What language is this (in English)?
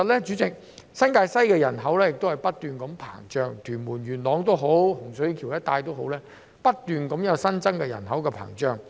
Cantonese